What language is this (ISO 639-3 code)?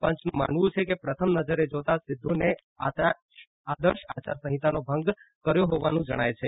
guj